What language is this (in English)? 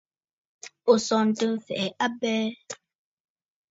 Bafut